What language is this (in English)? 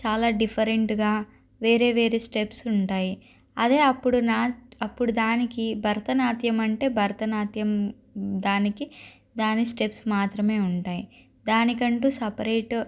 Telugu